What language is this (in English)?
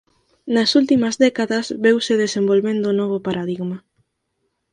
Galician